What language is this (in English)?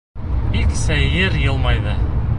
Bashkir